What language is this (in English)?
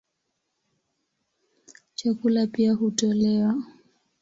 Swahili